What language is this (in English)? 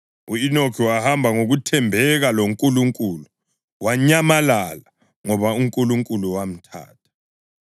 North Ndebele